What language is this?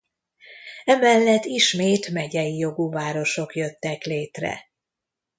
Hungarian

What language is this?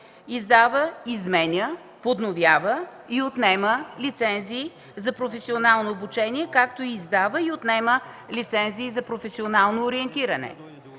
Bulgarian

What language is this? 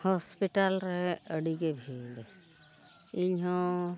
Santali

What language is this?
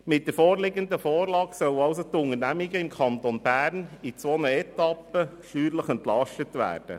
Swiss German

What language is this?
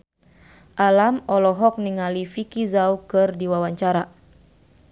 Sundanese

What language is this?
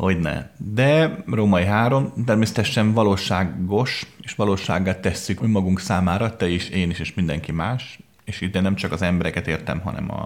Hungarian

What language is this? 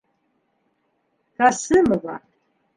Bashkir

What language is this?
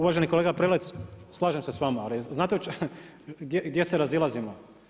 Croatian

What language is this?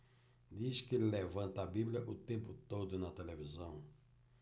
Portuguese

